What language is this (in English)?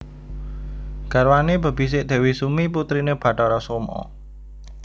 Javanese